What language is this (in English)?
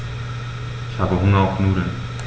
German